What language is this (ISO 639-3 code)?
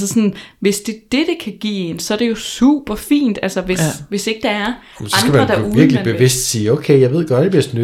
dan